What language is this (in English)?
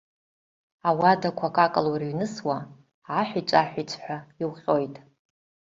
Abkhazian